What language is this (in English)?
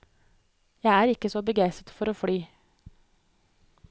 Norwegian